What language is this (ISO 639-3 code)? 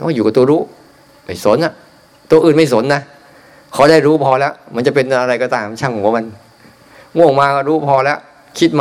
tha